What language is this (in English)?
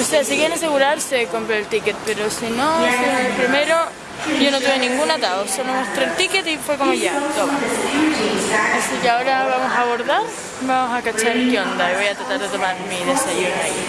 Spanish